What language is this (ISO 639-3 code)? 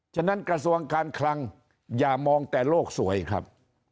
tha